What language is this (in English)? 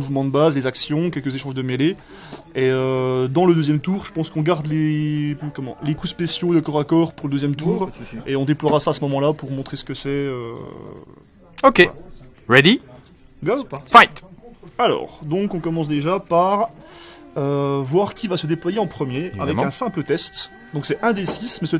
French